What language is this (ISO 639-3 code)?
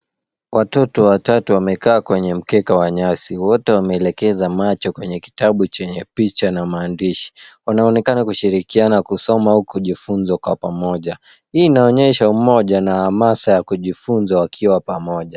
swa